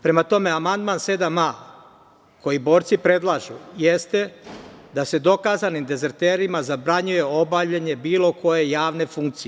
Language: Serbian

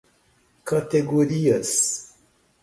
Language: Portuguese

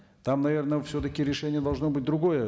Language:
Kazakh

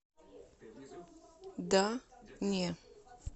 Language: Russian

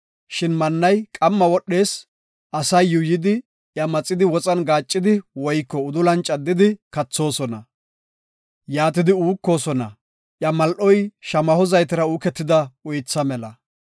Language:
Gofa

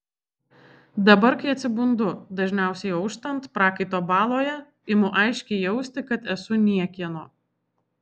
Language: Lithuanian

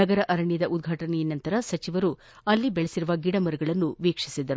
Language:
Kannada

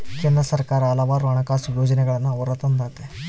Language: Kannada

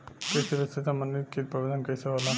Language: Bhojpuri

